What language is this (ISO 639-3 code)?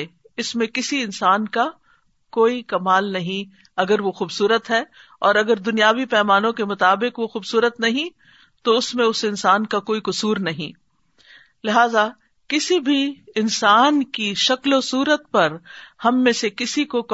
urd